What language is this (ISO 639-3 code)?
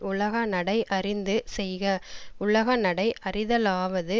tam